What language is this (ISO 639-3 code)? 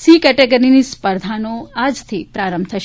guj